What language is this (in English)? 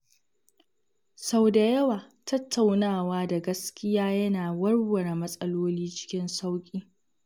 Hausa